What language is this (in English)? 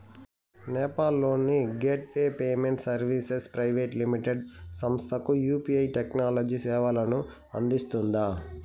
Telugu